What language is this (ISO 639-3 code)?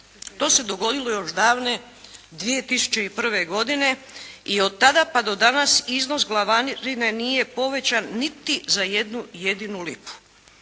hrv